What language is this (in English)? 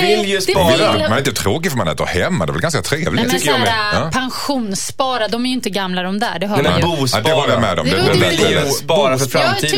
Swedish